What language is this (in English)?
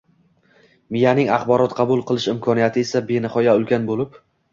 Uzbek